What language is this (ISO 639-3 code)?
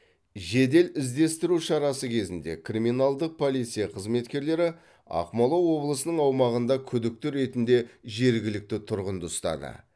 kaz